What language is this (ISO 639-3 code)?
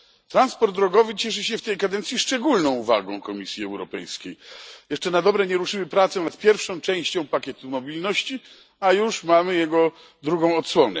pol